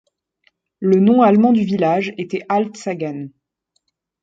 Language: French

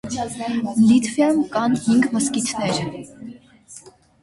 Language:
Armenian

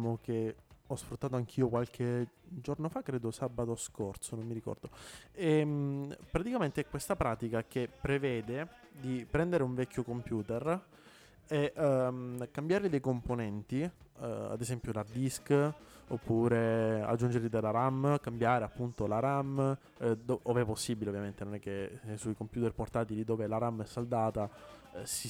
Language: Italian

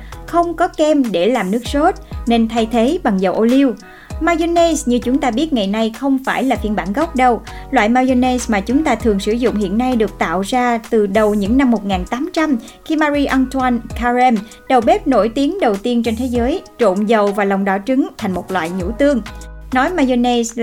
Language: Vietnamese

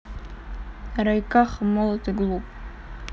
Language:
Russian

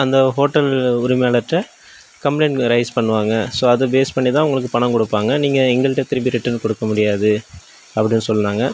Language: Tamil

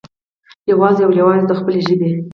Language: Pashto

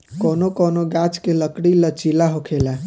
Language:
Bhojpuri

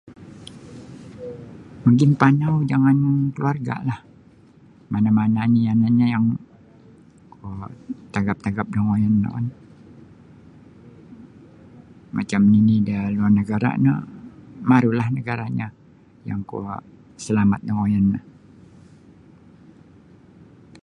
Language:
Sabah Bisaya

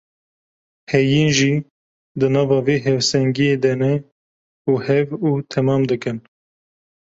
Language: Kurdish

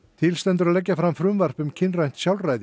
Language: Icelandic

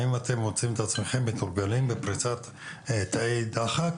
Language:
Hebrew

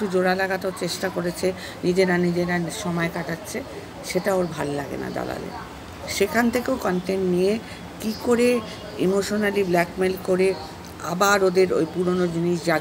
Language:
Romanian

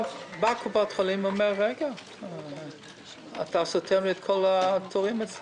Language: Hebrew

